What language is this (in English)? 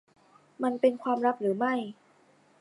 Thai